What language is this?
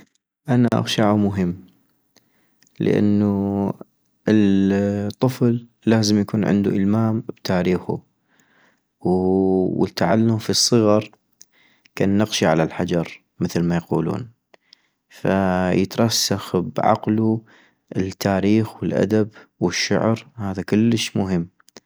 North Mesopotamian Arabic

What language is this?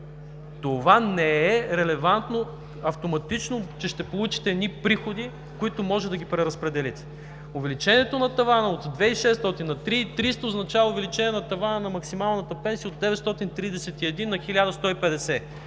Bulgarian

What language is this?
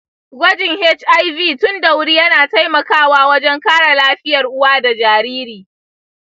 Hausa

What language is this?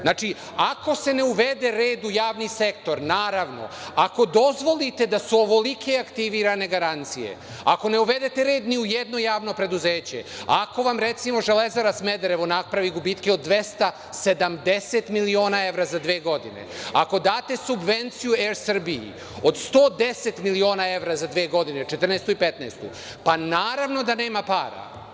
Serbian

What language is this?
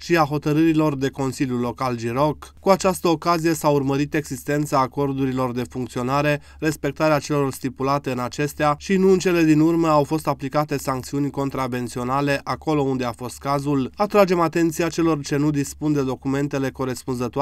Romanian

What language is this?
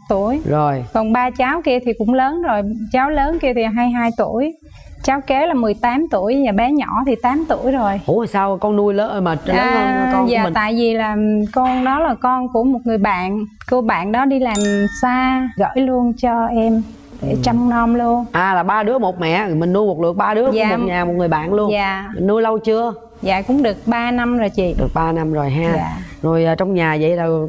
Vietnamese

